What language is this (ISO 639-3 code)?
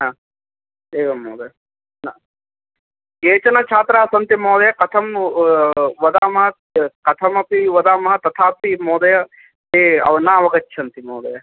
san